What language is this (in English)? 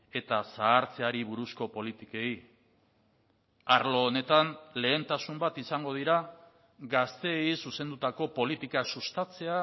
Basque